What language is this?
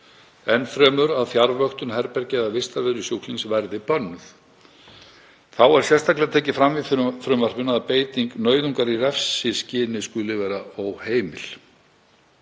Icelandic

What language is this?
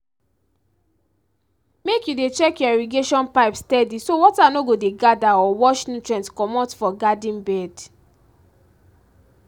Nigerian Pidgin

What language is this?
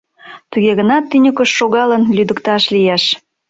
Mari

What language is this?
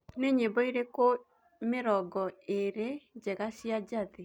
Kikuyu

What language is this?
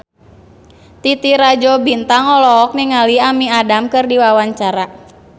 Sundanese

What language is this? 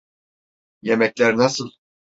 Turkish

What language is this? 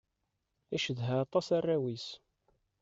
Kabyle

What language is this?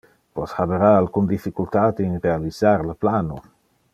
Interlingua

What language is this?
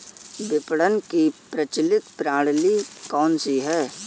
Hindi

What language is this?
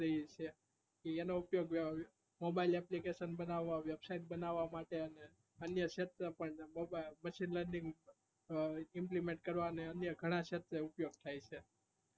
Gujarati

